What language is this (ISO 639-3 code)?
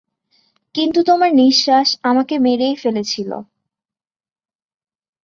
ben